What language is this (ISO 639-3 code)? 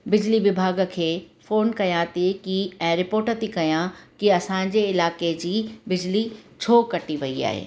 snd